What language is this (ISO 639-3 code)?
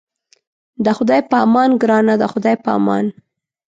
pus